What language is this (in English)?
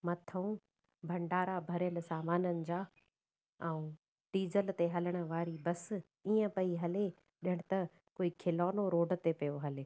Sindhi